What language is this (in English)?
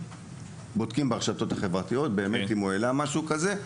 Hebrew